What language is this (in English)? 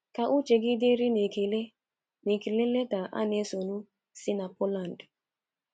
Igbo